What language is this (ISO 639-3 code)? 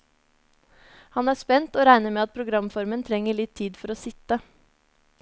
nor